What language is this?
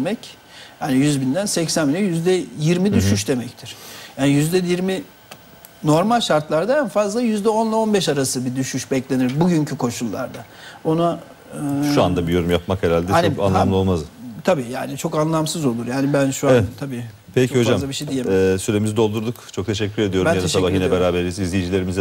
Turkish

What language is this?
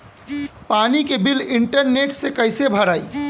Bhojpuri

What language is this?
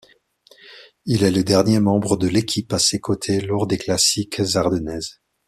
French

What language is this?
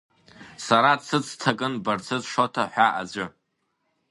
Abkhazian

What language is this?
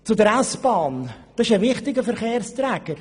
Swiss German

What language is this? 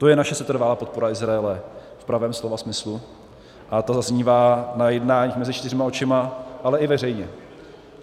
Czech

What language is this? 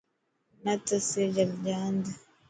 Dhatki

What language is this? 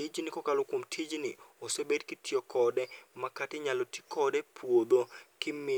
Luo (Kenya and Tanzania)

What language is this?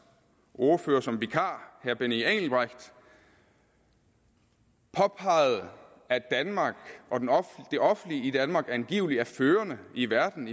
Danish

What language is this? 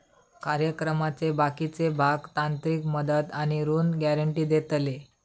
Marathi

